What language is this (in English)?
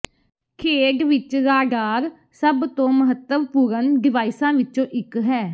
Punjabi